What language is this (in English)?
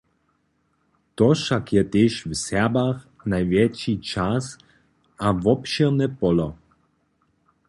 Upper Sorbian